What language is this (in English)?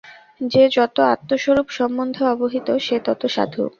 Bangla